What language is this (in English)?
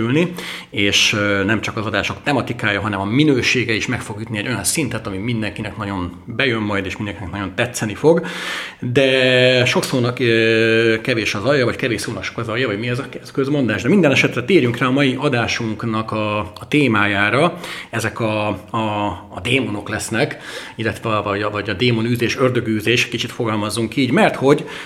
Hungarian